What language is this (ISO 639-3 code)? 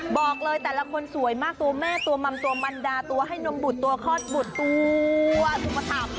tha